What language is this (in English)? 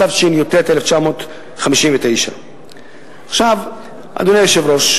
Hebrew